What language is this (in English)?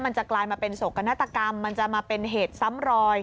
Thai